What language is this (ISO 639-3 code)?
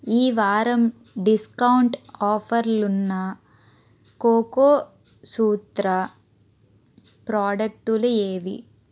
tel